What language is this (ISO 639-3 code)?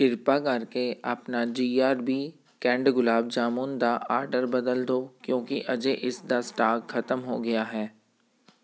pan